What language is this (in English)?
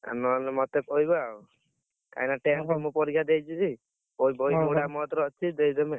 Odia